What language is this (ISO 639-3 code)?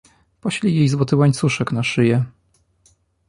pol